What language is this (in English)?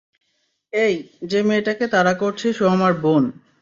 Bangla